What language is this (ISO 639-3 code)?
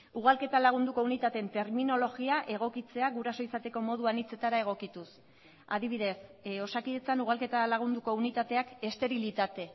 eus